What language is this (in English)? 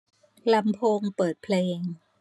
Thai